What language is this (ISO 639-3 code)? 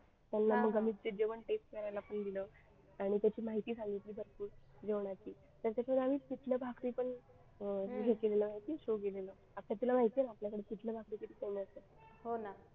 mar